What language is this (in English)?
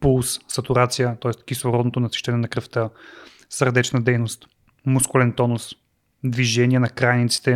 Bulgarian